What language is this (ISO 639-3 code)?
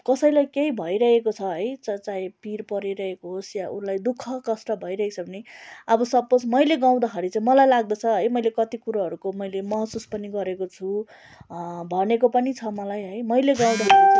nep